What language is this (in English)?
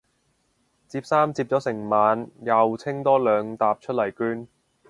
Cantonese